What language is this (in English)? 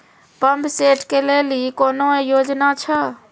Maithili